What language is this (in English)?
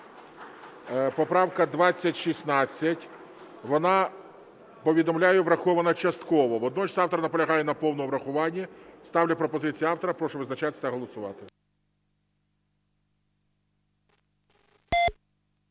Ukrainian